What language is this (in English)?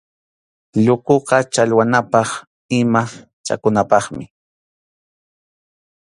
Arequipa-La Unión Quechua